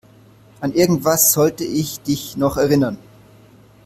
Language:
German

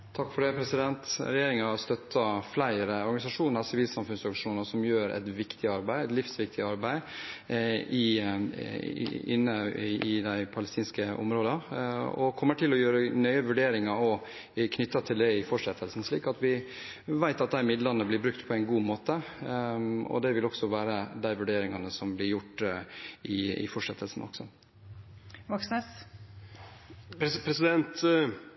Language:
Norwegian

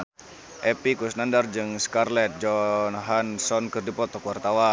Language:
Sundanese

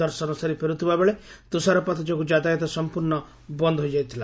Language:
Odia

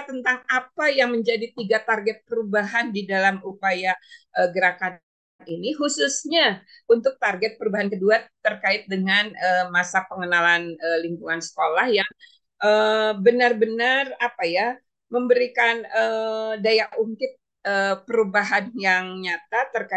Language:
Indonesian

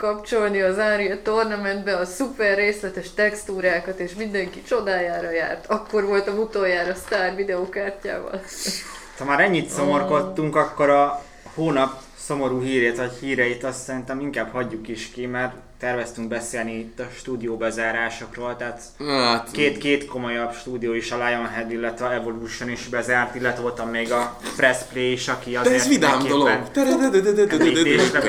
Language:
Hungarian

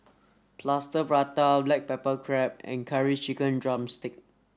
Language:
English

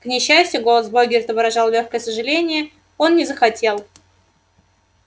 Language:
Russian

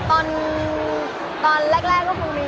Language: Thai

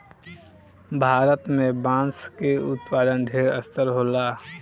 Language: Bhojpuri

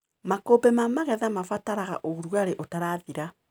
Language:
Kikuyu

